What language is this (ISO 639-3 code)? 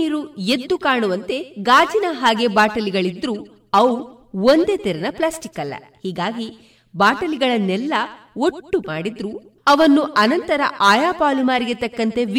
kan